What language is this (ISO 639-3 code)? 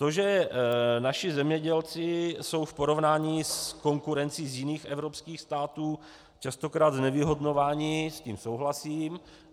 ces